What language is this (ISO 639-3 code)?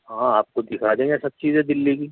urd